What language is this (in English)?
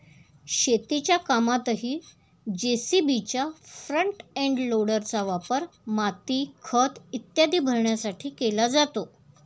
Marathi